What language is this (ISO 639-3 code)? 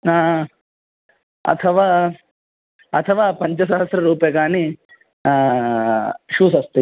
san